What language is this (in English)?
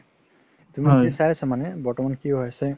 Assamese